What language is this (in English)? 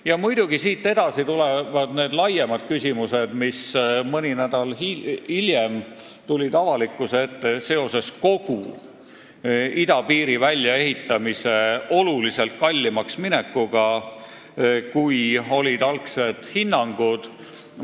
Estonian